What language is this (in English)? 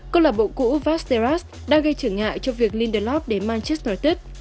Vietnamese